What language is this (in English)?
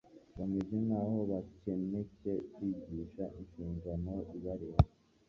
Kinyarwanda